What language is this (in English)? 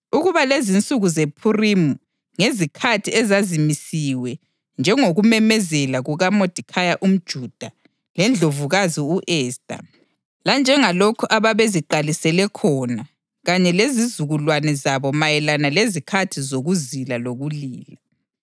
North Ndebele